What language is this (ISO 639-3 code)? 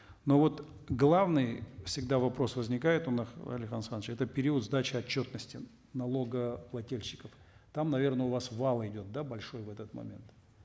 kaz